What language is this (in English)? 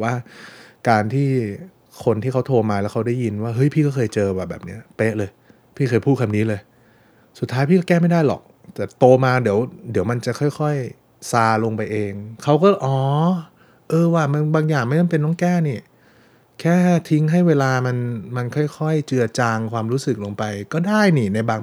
Thai